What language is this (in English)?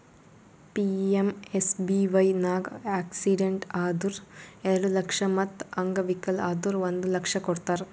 Kannada